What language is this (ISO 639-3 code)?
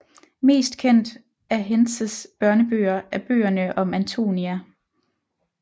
dan